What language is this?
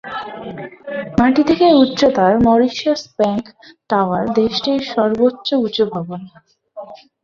Bangla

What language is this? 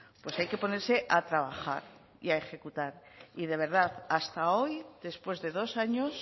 Spanish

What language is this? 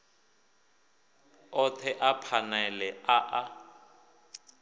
Venda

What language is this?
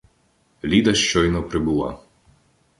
Ukrainian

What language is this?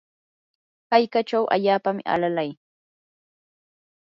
Yanahuanca Pasco Quechua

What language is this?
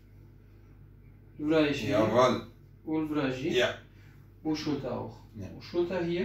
Turkish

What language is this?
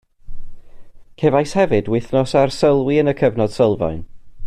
Welsh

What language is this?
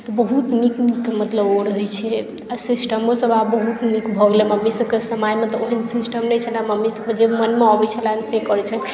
Maithili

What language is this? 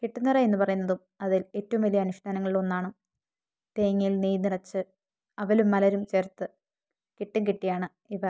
Malayalam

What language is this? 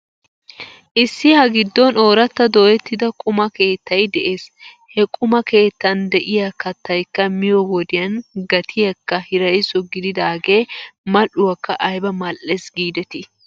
Wolaytta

